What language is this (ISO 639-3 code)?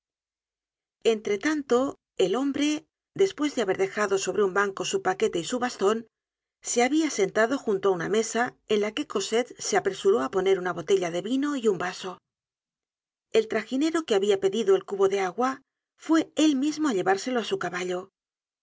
spa